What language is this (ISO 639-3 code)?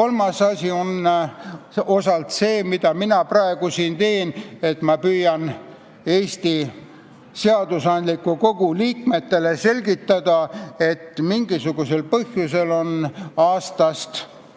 est